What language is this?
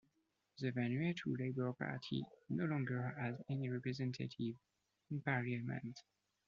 English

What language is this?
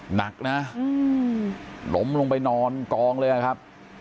Thai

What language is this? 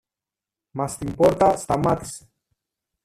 Greek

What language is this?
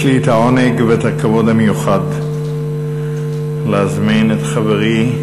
Hebrew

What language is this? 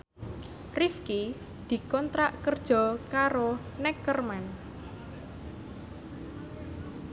Javanese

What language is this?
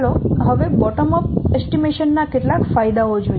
Gujarati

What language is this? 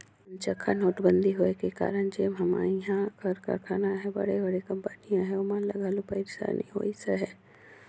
Chhattisgarhi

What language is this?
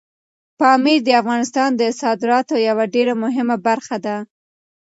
Pashto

